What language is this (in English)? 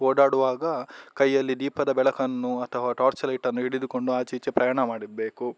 Kannada